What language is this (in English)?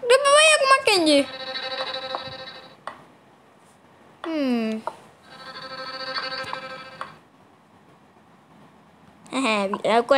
Malay